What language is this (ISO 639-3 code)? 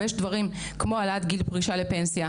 heb